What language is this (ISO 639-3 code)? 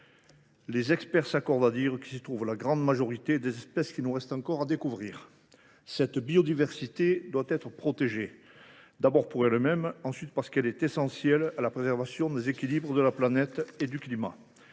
fra